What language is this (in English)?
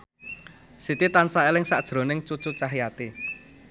Javanese